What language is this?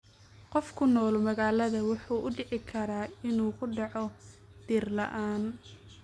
Somali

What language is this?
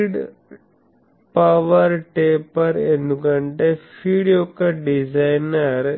Telugu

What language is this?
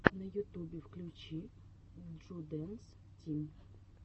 Russian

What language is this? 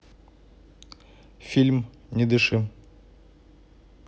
Russian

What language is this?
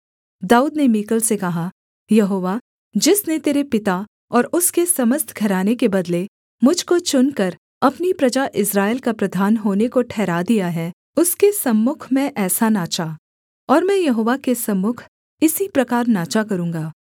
Hindi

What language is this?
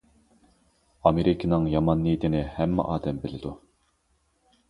Uyghur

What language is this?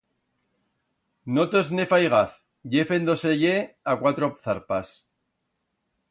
Aragonese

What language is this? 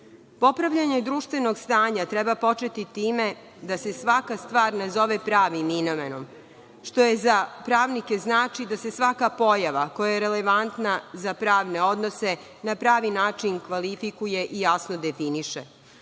Serbian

